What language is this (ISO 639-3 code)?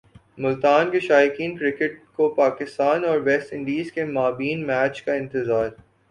urd